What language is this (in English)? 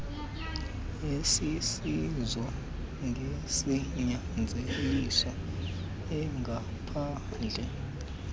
Xhosa